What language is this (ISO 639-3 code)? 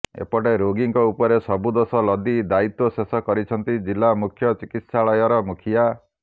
ori